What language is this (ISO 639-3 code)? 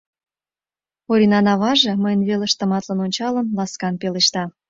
chm